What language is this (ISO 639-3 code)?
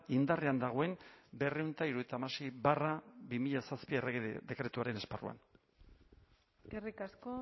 eus